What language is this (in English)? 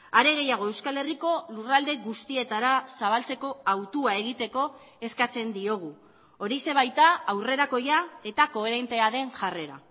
Basque